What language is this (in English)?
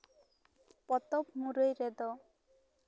Santali